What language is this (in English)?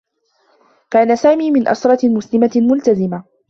Arabic